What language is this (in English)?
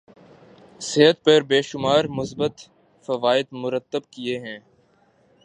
Urdu